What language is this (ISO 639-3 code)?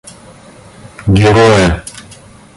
rus